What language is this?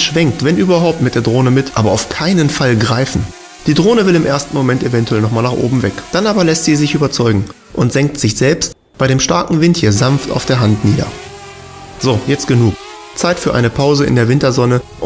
German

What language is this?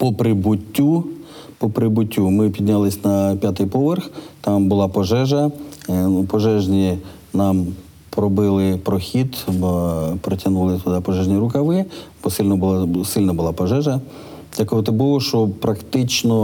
Ukrainian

